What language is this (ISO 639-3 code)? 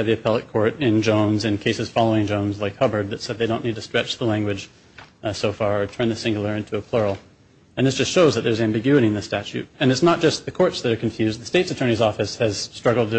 eng